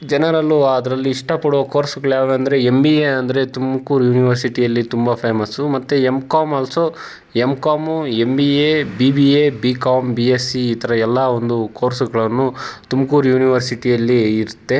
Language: Kannada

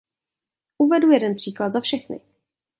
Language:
Czech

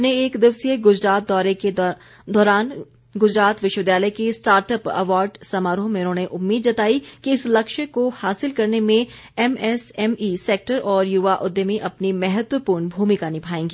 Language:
Hindi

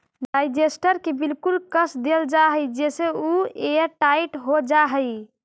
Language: Magahi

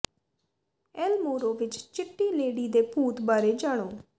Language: Punjabi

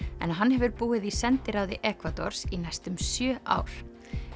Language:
Icelandic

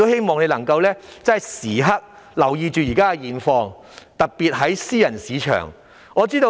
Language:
Cantonese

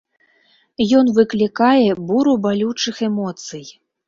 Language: Belarusian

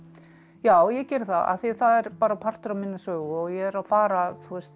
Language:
Icelandic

